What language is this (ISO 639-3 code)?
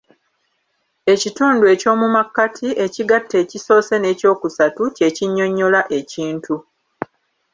lug